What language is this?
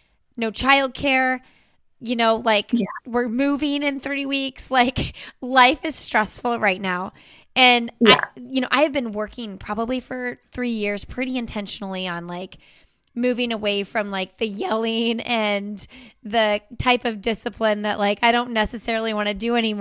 English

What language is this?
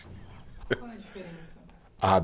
Portuguese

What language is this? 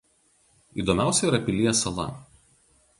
Lithuanian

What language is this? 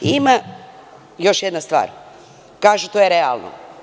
Serbian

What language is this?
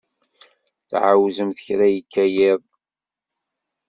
Kabyle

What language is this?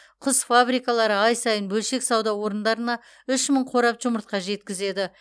Kazakh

